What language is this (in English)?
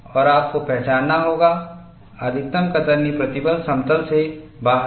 Hindi